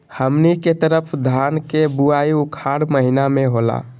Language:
Magahi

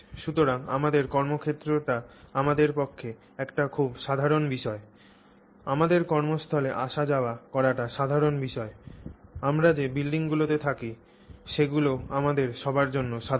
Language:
Bangla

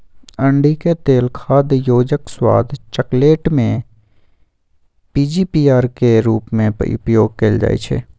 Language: Magahi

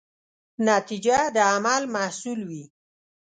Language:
Pashto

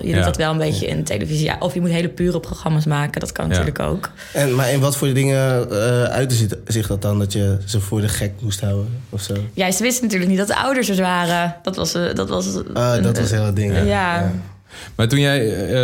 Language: Dutch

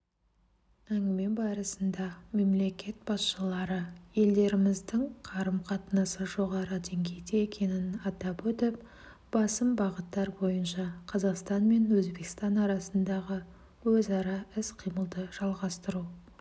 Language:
Kazakh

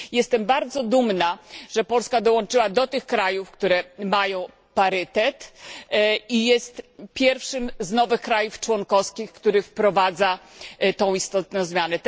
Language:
Polish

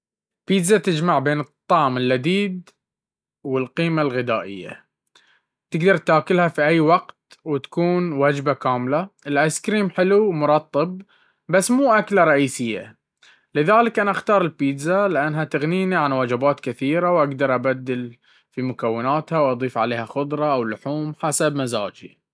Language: Baharna Arabic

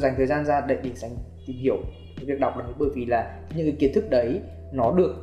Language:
Vietnamese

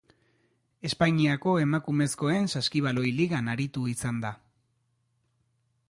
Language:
Basque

